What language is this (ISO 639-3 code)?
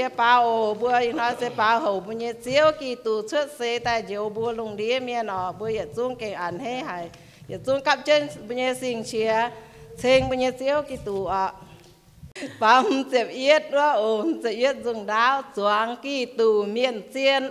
tha